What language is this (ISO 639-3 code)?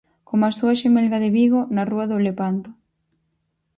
glg